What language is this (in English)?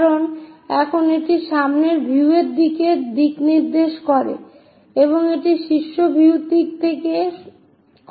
Bangla